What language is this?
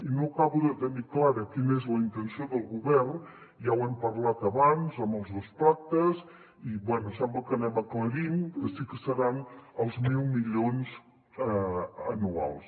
Catalan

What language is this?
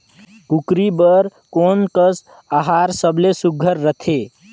Chhattisgarhi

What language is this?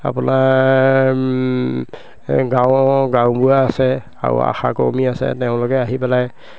Assamese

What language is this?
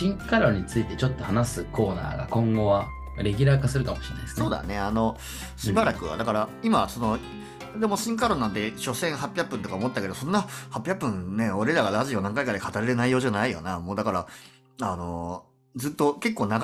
Japanese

